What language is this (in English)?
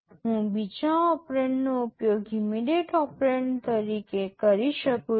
Gujarati